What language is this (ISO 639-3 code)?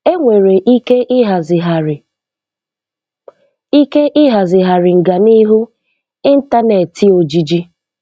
ibo